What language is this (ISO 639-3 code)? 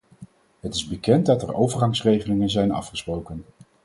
nld